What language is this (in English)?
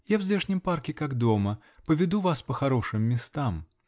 Russian